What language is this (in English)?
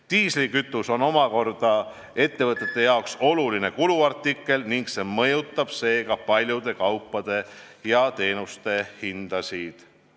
Estonian